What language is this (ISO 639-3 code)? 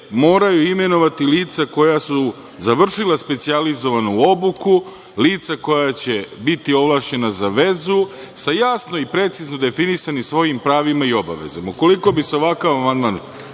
srp